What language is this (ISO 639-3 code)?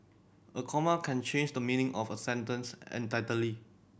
eng